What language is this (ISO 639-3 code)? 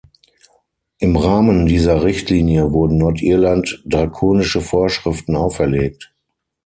deu